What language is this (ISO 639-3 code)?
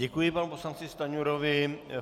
ces